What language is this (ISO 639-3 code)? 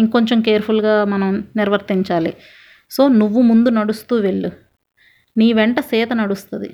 tel